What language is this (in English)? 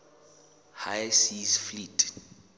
Southern Sotho